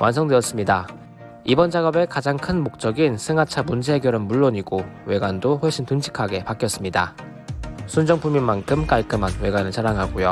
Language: Korean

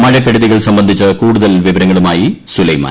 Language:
Malayalam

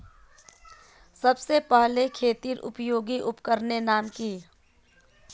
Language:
Magahi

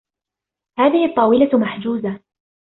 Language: Arabic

